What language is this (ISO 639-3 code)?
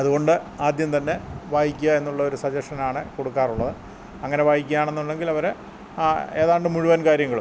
mal